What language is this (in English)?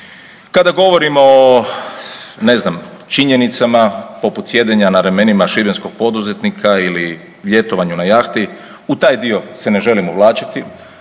Croatian